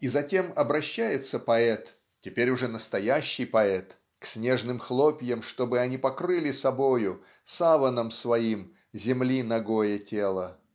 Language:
Russian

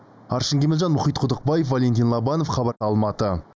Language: Kazakh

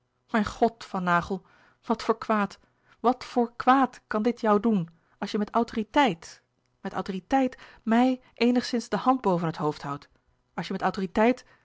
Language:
Dutch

